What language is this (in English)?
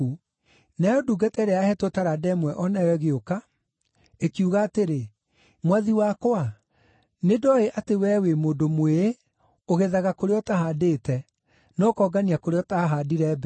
Kikuyu